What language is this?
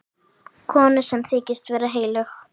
Icelandic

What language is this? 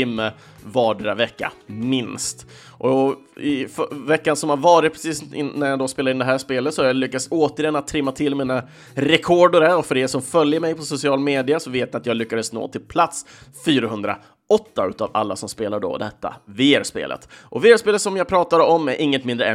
Swedish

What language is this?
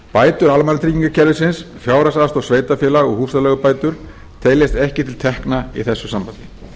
Icelandic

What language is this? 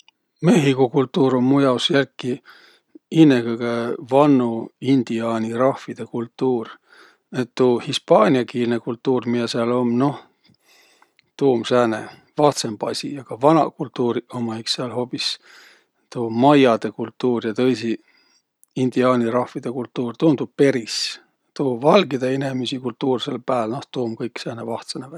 Võro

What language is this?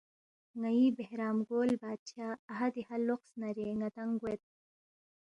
Balti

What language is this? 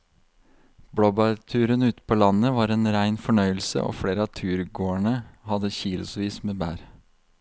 Norwegian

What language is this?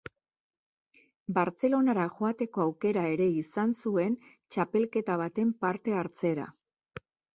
Basque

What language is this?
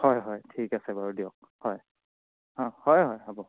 Assamese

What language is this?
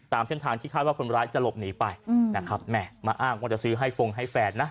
Thai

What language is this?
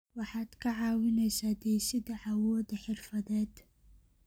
Somali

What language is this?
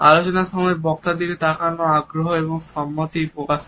Bangla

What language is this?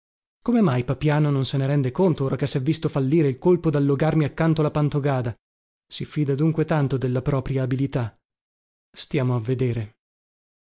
Italian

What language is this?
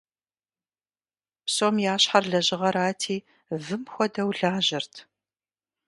Kabardian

